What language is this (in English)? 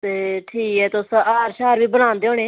Dogri